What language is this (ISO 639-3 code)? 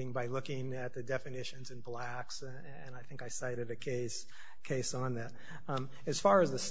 eng